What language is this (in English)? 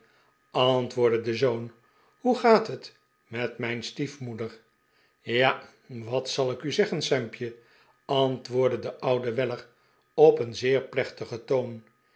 Dutch